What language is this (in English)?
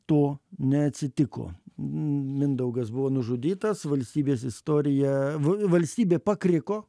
Lithuanian